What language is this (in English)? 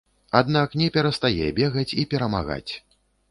Belarusian